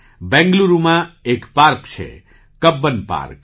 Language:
Gujarati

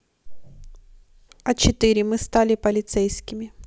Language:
Russian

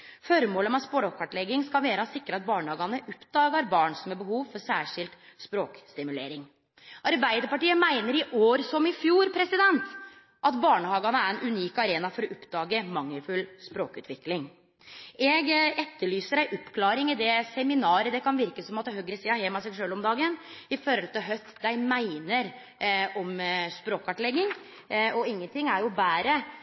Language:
Norwegian Nynorsk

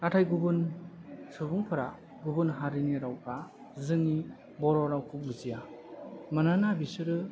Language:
Bodo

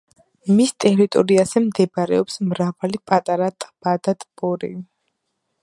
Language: Georgian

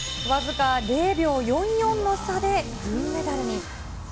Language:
Japanese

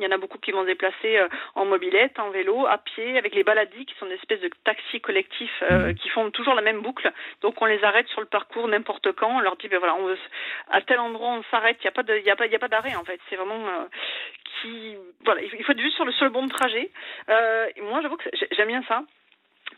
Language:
French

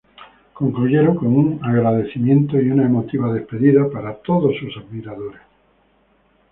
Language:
Spanish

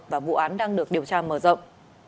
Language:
Vietnamese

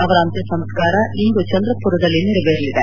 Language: Kannada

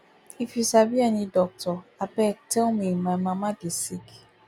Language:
Nigerian Pidgin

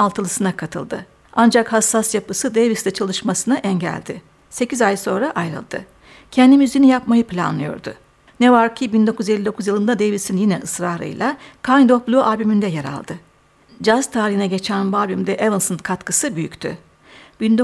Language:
Turkish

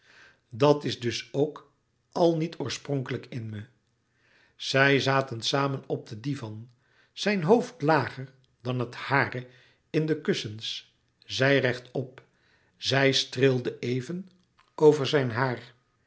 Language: Dutch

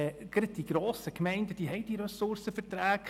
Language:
Swiss German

